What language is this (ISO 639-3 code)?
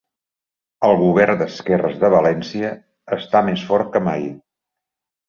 cat